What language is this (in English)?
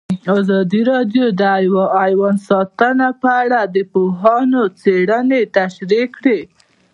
Pashto